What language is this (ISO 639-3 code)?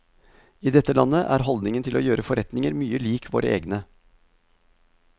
nor